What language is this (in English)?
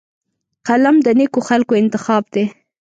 Pashto